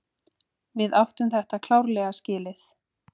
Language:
Icelandic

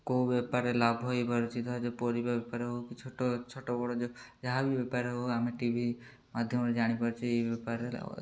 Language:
Odia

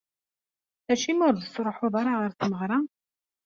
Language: Kabyle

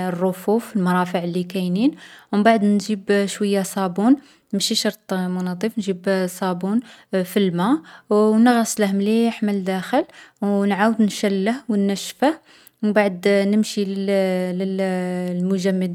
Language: Algerian Arabic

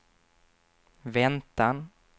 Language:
Swedish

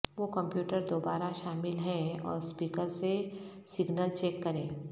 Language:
Urdu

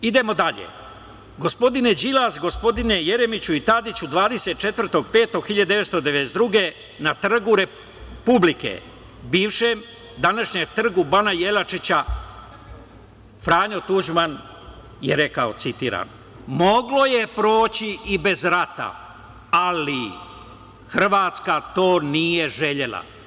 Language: Serbian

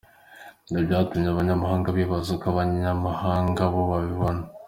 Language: Kinyarwanda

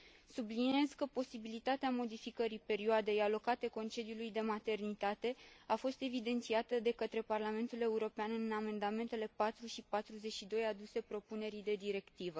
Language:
Romanian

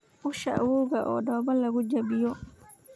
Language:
Somali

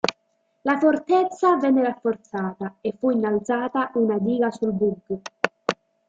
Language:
Italian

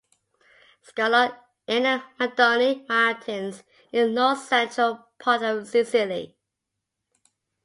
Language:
English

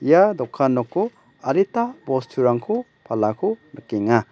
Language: Garo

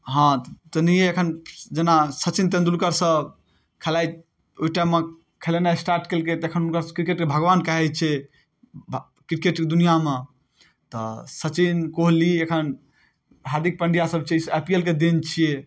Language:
Maithili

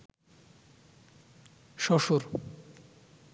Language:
Bangla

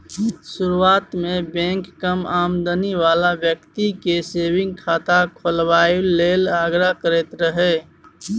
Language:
Maithili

